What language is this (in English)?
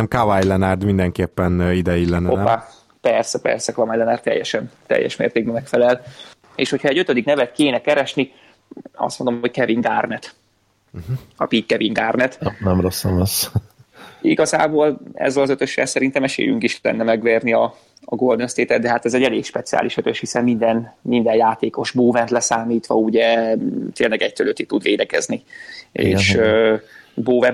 Hungarian